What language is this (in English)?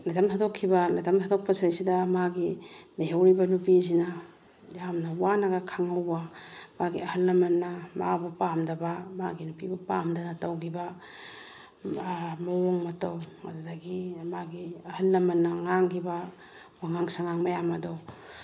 Manipuri